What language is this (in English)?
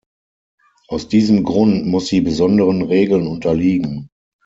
German